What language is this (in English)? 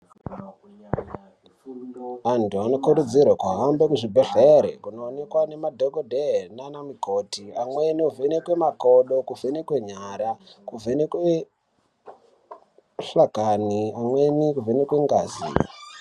Ndau